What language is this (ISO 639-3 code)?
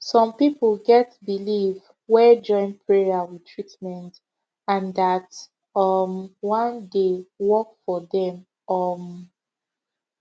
pcm